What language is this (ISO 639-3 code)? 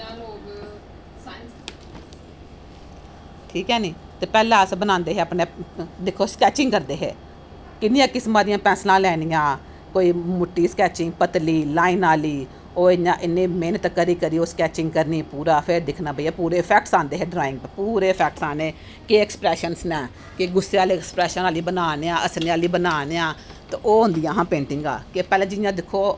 doi